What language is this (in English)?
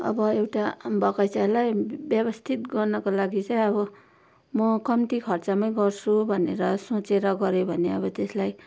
Nepali